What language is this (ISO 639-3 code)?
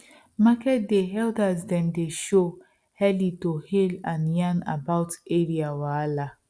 pcm